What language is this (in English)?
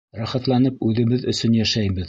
Bashkir